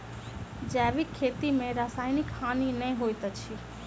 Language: Maithili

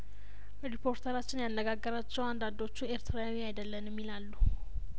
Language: Amharic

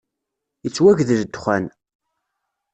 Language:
Kabyle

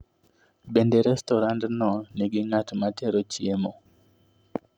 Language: Luo (Kenya and Tanzania)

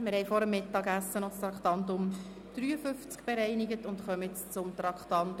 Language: Swiss German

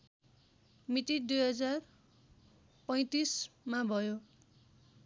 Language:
Nepali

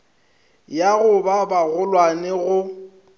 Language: Northern Sotho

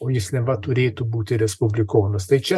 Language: Lithuanian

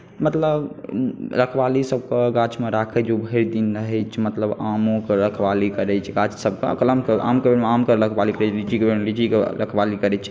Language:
Maithili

